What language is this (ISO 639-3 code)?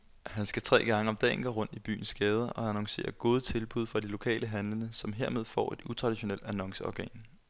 dan